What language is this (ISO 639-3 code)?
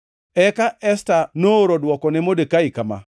luo